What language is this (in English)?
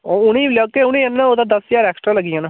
Dogri